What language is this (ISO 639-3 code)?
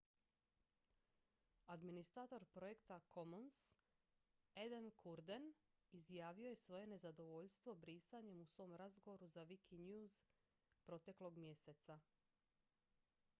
hrv